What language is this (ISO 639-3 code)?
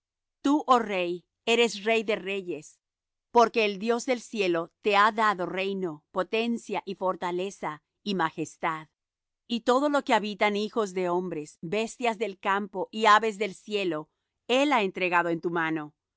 spa